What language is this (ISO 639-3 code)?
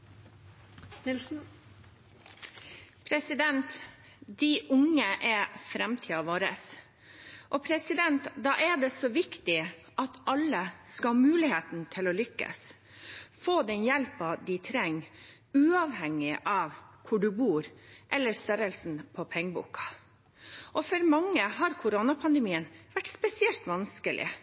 nob